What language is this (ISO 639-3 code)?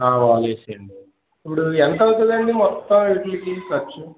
tel